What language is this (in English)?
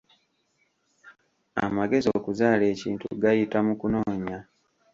Ganda